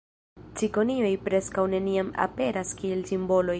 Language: Esperanto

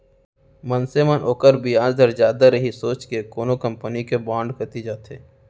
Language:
Chhattisgarhi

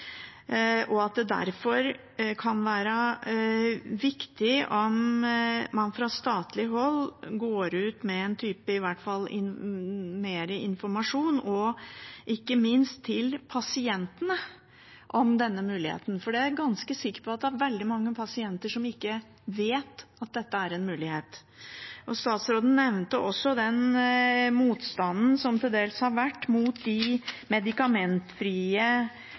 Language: Norwegian Bokmål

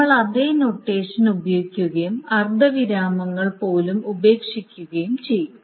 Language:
Malayalam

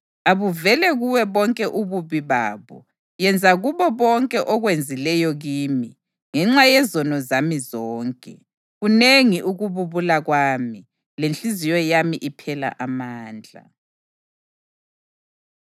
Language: North Ndebele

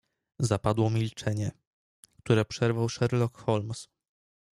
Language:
Polish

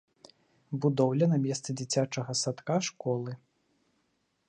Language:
Belarusian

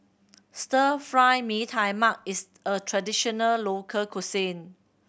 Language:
English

